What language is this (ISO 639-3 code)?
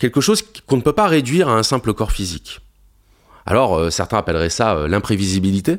fra